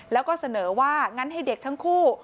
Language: Thai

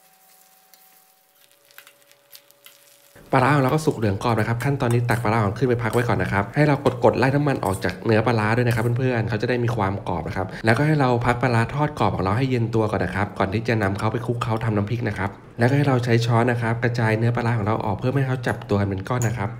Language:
Thai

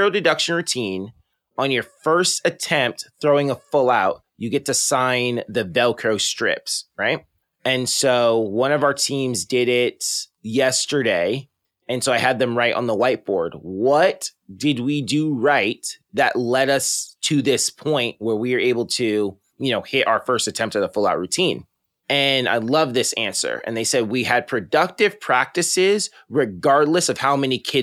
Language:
English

